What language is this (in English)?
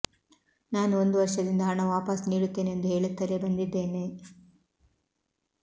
Kannada